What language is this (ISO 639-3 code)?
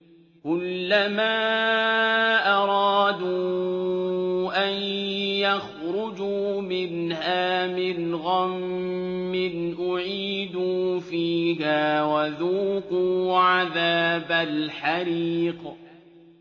ara